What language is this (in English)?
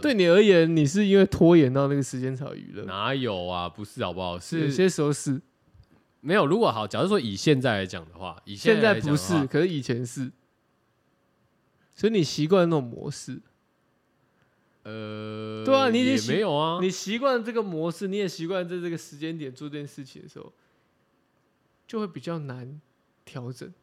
Chinese